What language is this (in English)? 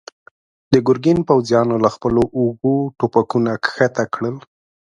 Pashto